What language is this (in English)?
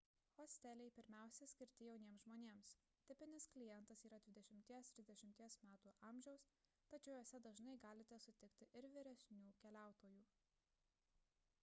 Lithuanian